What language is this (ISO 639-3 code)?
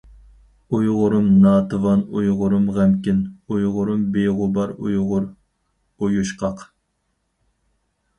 uig